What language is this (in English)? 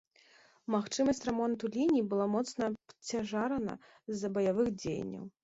Belarusian